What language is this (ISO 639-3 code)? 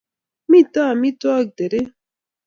kln